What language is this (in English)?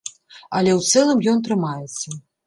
Belarusian